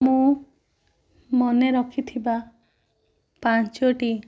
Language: Odia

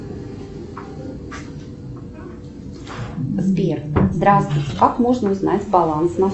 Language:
Russian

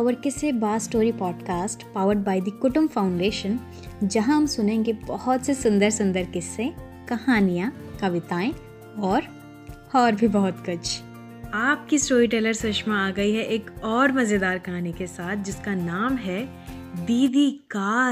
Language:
Hindi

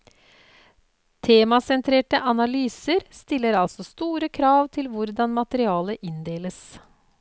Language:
Norwegian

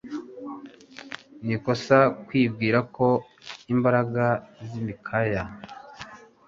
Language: Kinyarwanda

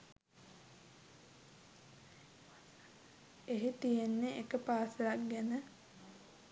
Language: Sinhala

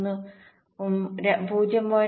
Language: Malayalam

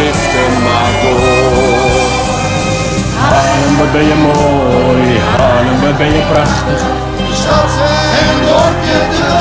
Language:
Dutch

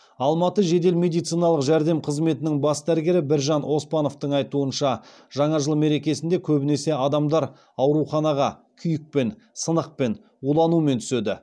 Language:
Kazakh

